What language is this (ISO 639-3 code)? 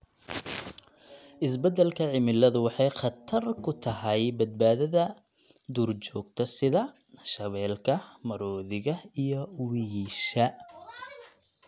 som